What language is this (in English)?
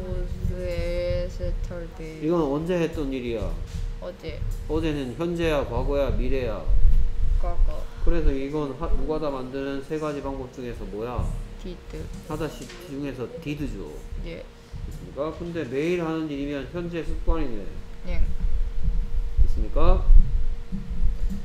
Korean